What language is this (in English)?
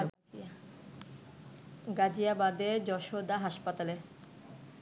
Bangla